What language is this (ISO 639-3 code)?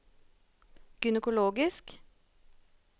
nor